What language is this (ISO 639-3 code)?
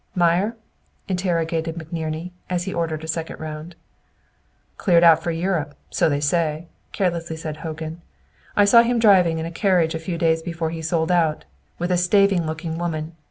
eng